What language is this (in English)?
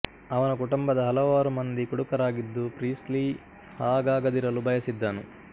Kannada